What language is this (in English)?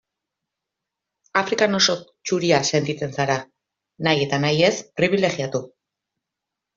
Basque